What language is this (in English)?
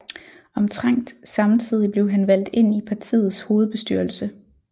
Danish